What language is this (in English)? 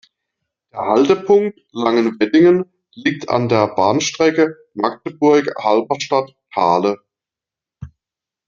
German